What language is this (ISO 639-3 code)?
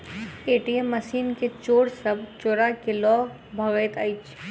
mai